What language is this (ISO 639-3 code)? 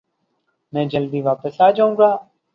urd